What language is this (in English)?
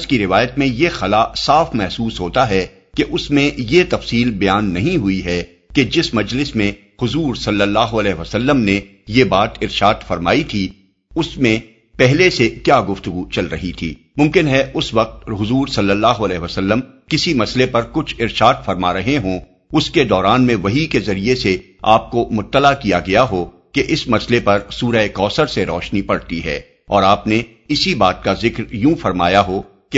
Urdu